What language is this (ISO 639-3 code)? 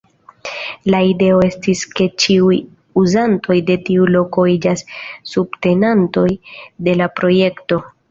epo